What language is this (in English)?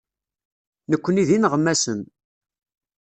Kabyle